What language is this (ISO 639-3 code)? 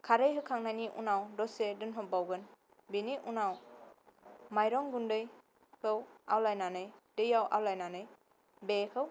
brx